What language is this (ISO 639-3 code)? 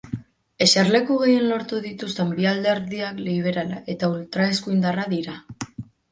eus